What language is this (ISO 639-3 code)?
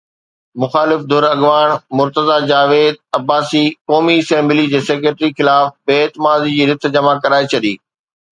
snd